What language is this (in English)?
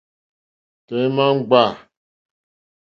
Mokpwe